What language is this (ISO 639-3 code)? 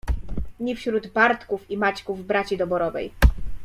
pol